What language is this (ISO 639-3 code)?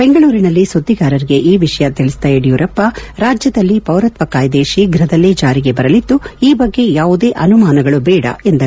kan